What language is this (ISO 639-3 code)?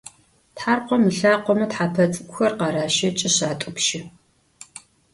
ady